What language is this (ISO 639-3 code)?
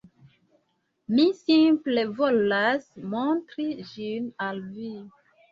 epo